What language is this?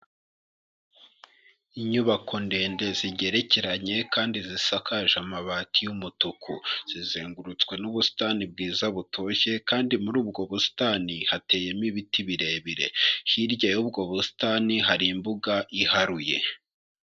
Kinyarwanda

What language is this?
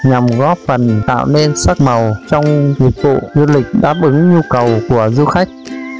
Vietnamese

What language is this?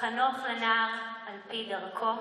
Hebrew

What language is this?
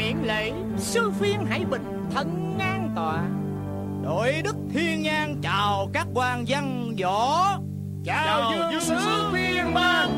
Vietnamese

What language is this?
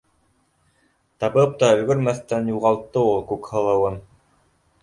Bashkir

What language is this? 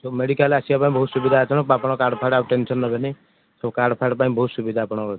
Odia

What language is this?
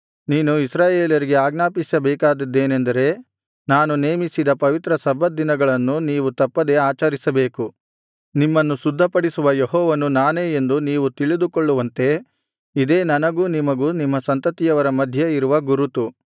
Kannada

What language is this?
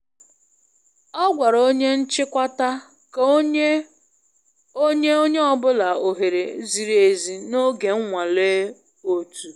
Igbo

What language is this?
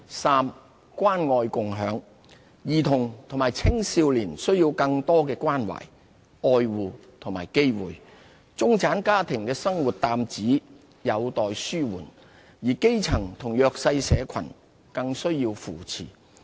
Cantonese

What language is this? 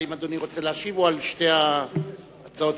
Hebrew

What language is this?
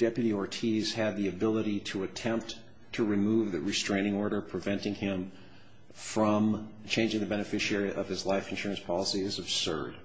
English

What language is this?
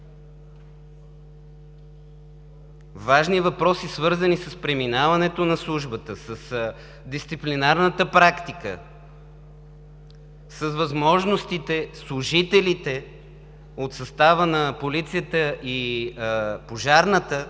Bulgarian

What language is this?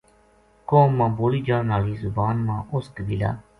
Gujari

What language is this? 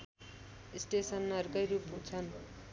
Nepali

